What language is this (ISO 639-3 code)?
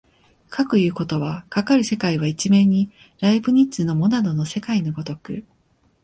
jpn